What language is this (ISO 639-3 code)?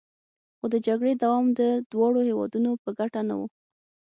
pus